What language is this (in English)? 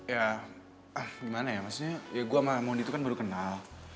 Indonesian